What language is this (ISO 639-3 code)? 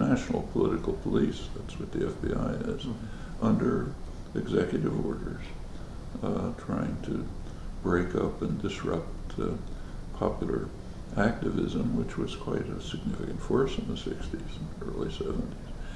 eng